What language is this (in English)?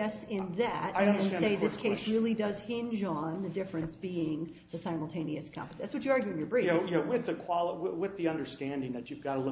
English